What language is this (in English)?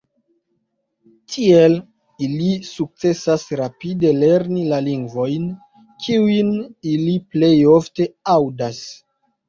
Esperanto